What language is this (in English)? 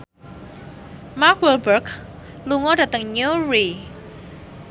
Javanese